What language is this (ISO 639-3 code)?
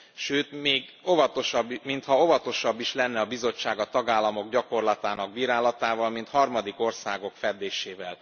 hun